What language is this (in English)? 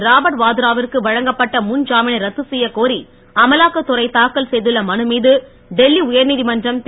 Tamil